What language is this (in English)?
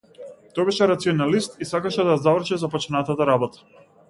Macedonian